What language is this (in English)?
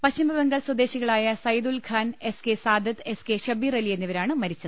Malayalam